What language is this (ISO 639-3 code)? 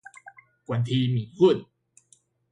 nan